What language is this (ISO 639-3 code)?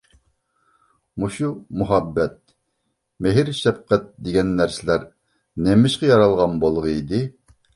uig